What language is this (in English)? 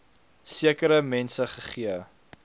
Afrikaans